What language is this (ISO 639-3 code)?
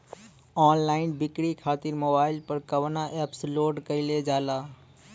bho